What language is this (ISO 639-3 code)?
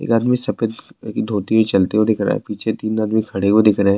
urd